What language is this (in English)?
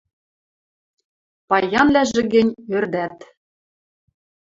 Western Mari